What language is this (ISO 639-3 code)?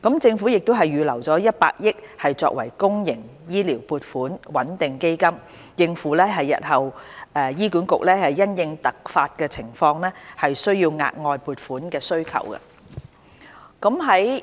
yue